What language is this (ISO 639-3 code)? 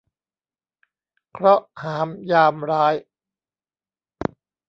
tha